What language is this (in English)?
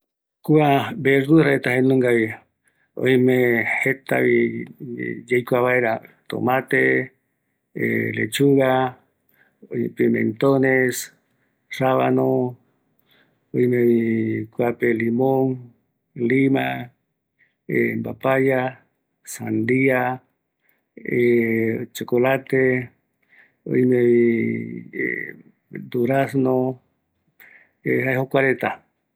Eastern Bolivian Guaraní